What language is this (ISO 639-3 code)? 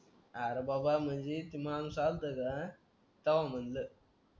mar